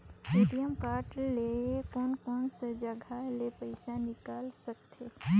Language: Chhattisgarhi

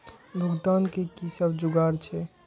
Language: Maithili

